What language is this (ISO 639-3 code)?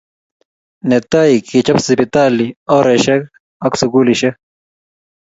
kln